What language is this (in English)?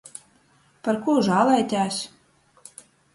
Latgalian